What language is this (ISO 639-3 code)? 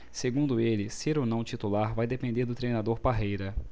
por